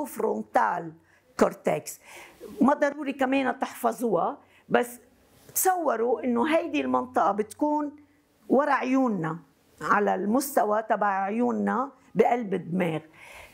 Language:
Arabic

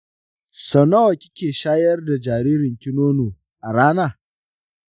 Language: Hausa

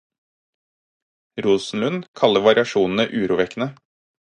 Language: Norwegian Bokmål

